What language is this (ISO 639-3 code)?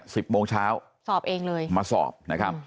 tha